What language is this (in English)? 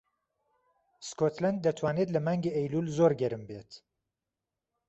Central Kurdish